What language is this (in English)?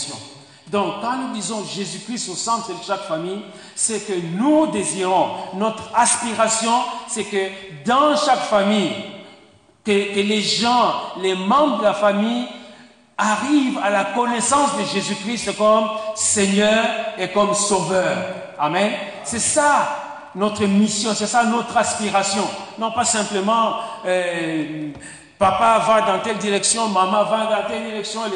French